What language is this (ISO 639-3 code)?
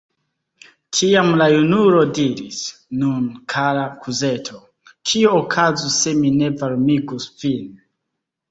epo